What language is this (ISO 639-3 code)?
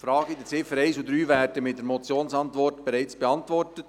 gsw